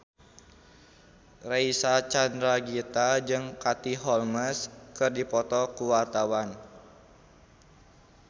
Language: Sundanese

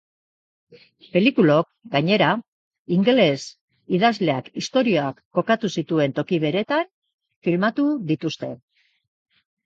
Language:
Basque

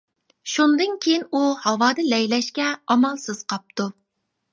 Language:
Uyghur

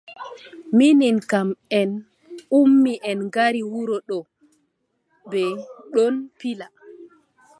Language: Adamawa Fulfulde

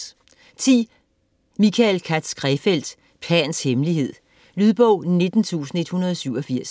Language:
Danish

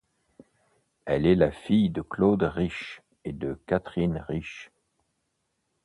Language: French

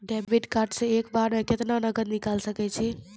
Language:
Maithili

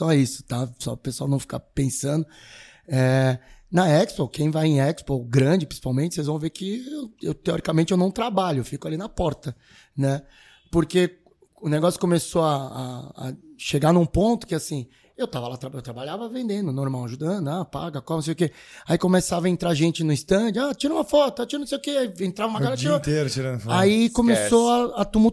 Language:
Portuguese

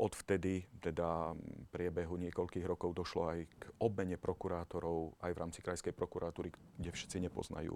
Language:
Slovak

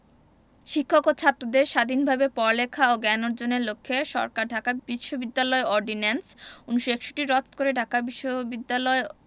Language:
Bangla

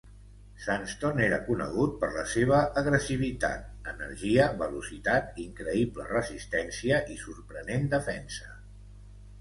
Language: Catalan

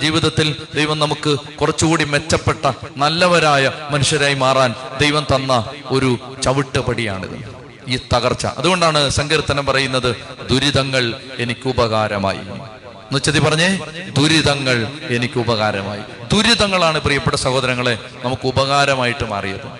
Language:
Malayalam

